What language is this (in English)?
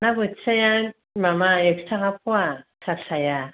Bodo